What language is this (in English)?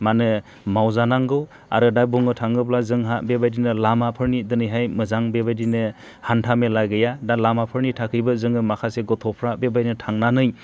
Bodo